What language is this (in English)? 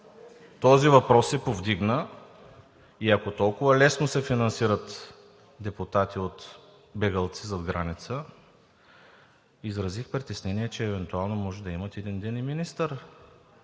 Bulgarian